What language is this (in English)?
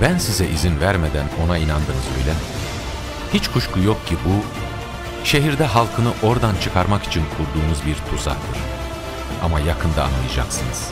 Turkish